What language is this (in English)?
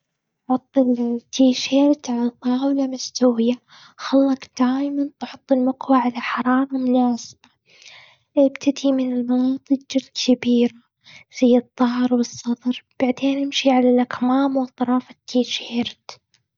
Gulf Arabic